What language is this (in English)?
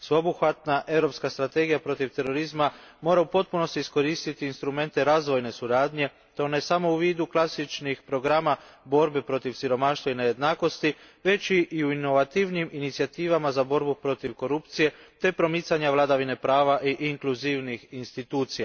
Croatian